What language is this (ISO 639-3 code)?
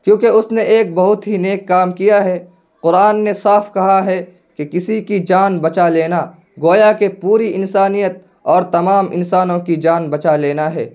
urd